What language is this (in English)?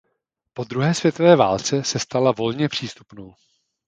Czech